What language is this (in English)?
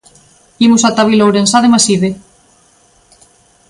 Galician